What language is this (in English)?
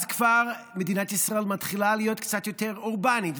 Hebrew